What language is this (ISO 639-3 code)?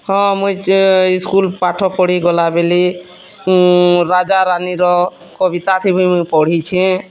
ori